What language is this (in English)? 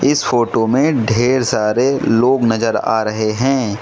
Hindi